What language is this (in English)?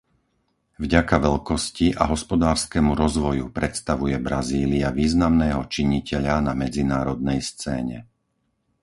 Slovak